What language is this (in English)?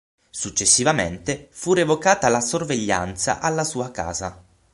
Italian